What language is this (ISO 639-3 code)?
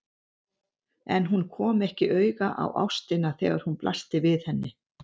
isl